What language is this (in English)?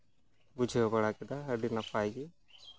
Santali